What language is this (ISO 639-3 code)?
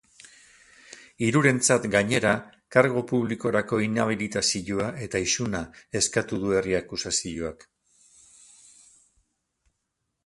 eus